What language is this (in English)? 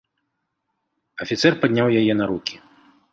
Belarusian